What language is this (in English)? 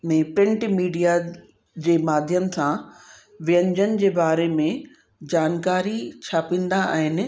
Sindhi